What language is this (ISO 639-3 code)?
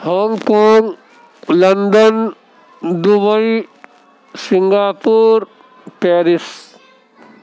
urd